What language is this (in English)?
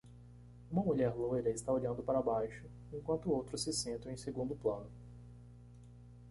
Portuguese